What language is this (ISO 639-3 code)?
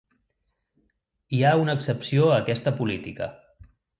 cat